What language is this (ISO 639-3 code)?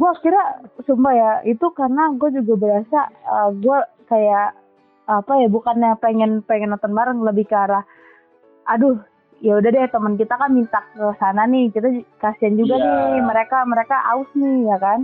ind